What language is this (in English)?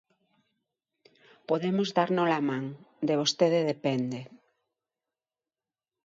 Galician